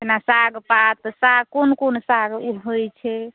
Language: Maithili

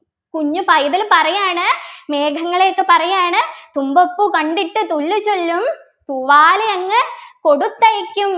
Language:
Malayalam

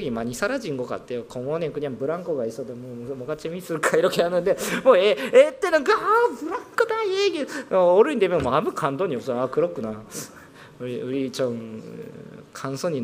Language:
Korean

